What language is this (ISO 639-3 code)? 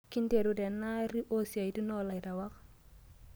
mas